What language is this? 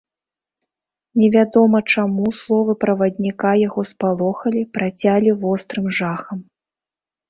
Belarusian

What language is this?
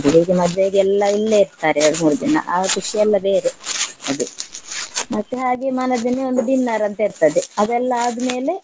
Kannada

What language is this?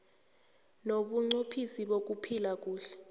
South Ndebele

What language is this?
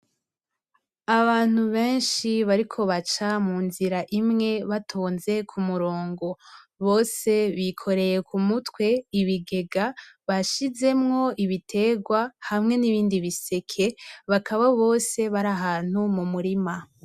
Rundi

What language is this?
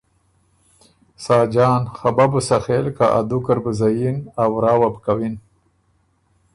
Ormuri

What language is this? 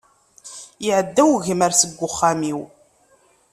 Kabyle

